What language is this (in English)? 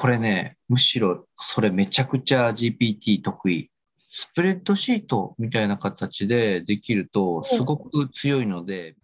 Japanese